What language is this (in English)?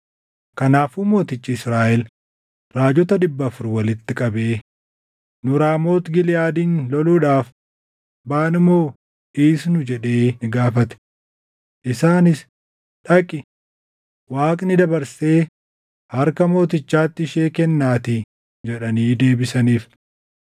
Oromo